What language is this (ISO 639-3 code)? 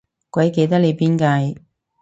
yue